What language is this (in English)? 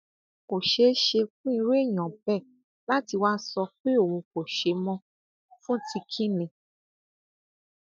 Yoruba